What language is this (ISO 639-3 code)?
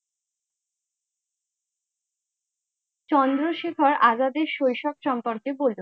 ben